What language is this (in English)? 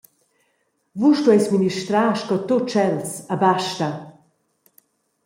Romansh